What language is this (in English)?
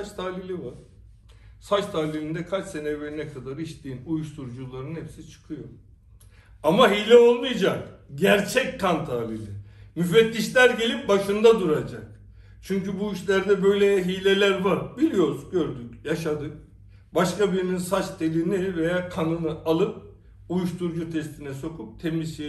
Turkish